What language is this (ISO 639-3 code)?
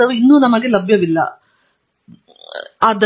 kan